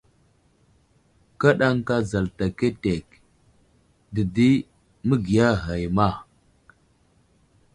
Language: Wuzlam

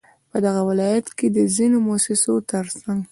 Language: Pashto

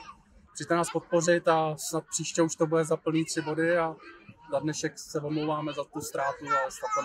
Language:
Czech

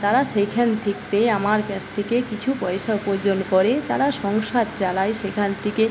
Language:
Bangla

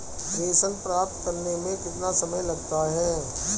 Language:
Hindi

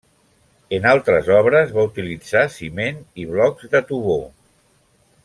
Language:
Catalan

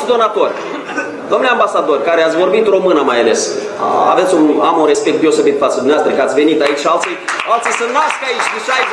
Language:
Romanian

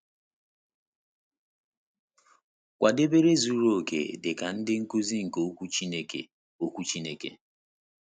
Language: Igbo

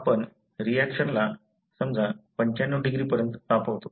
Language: Marathi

